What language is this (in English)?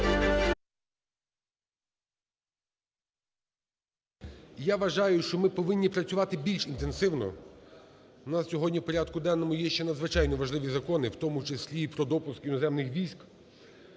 Ukrainian